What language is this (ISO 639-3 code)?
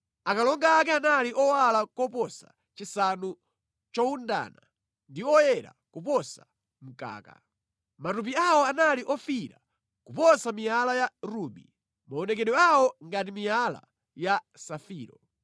nya